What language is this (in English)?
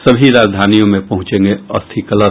Hindi